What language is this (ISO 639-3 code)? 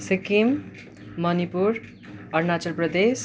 nep